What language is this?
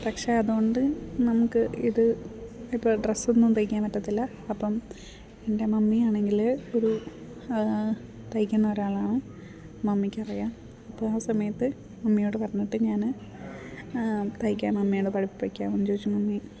Malayalam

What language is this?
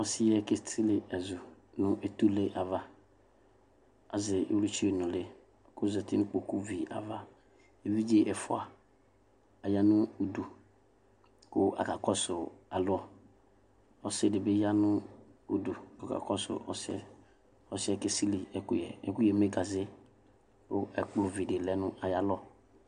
Ikposo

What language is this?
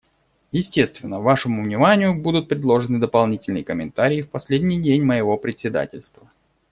Russian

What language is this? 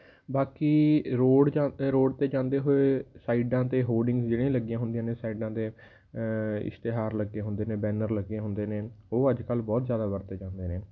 Punjabi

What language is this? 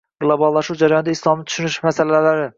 Uzbek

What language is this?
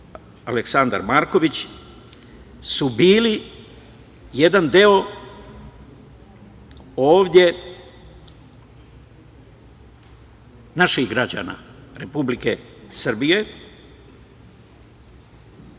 Serbian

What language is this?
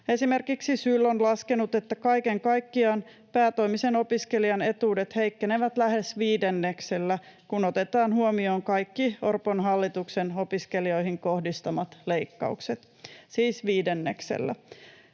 Finnish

